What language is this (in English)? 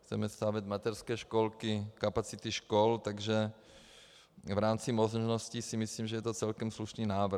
Czech